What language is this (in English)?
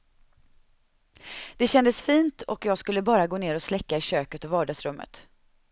Swedish